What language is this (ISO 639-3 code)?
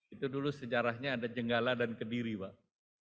ind